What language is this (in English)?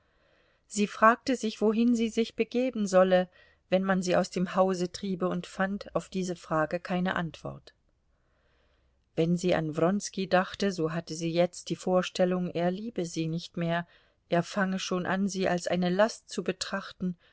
German